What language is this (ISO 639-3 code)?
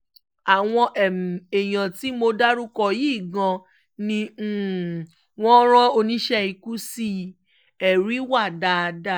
yor